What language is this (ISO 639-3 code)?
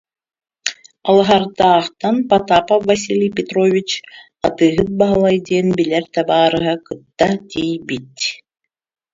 sah